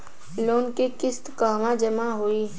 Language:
Bhojpuri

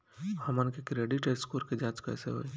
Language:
Bhojpuri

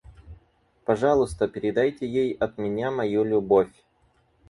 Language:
Russian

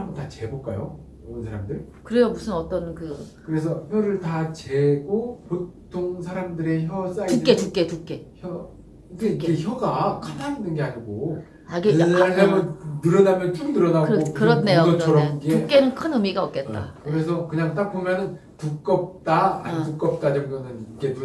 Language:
Korean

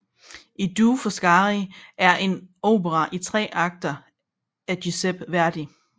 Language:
Danish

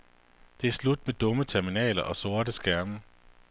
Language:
Danish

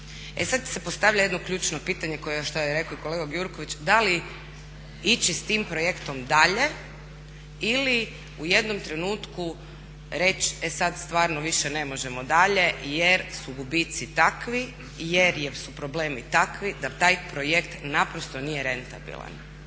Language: Croatian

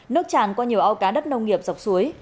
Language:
Vietnamese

